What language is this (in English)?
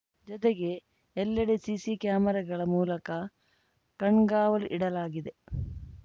Kannada